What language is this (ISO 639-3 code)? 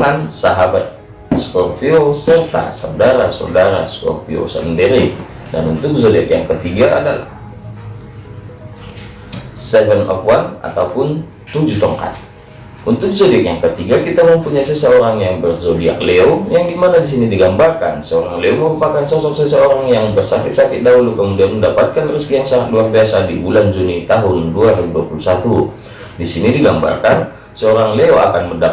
ind